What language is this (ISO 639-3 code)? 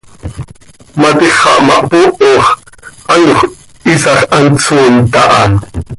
sei